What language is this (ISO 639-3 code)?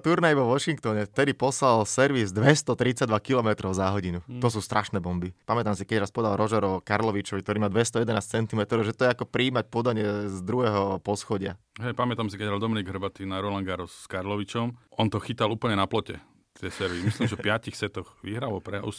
slk